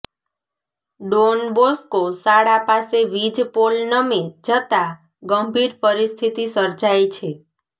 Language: Gujarati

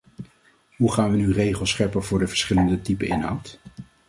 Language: Dutch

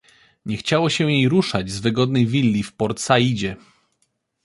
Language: Polish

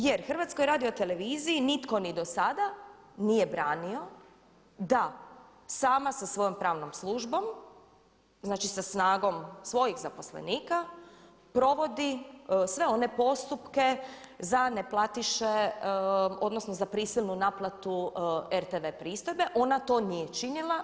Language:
Croatian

